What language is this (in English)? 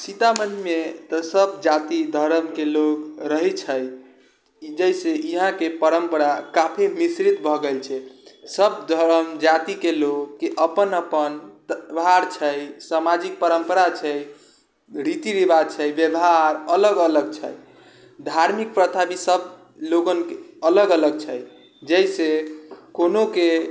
Maithili